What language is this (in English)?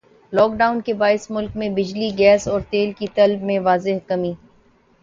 Urdu